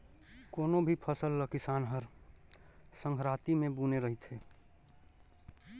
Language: Chhattisgarhi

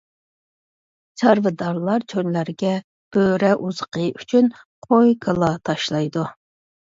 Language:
Uyghur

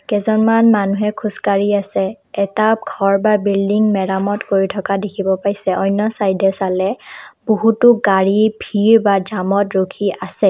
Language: Assamese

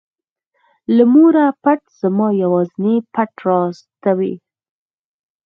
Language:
Pashto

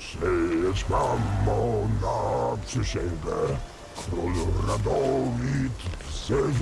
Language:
Polish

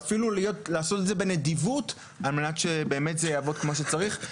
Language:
Hebrew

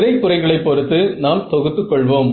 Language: Tamil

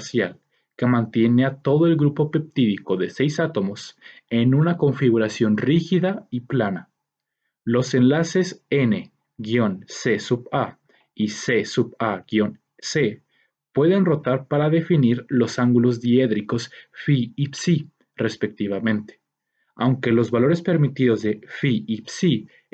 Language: Spanish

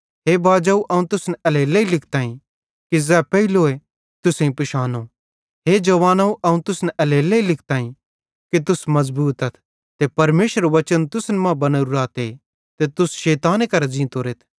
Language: Bhadrawahi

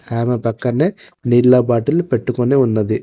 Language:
Telugu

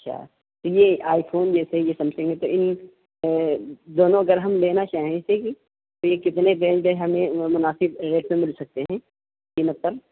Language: Urdu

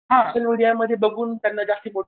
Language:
Marathi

